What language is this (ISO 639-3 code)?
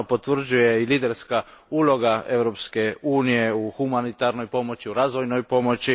hrv